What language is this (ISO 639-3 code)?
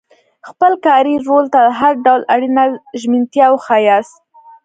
pus